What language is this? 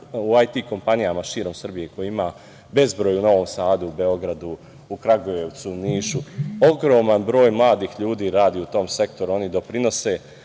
Serbian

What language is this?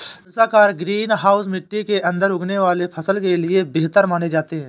Hindi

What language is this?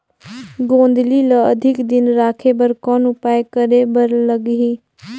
Chhattisgarhi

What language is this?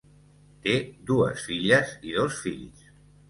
Catalan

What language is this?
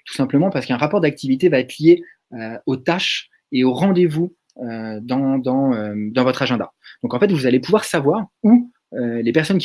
French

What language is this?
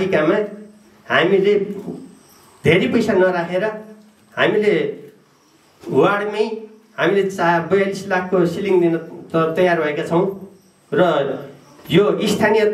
Indonesian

